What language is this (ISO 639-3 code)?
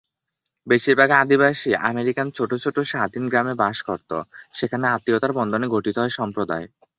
ben